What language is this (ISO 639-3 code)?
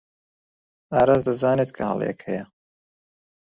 ckb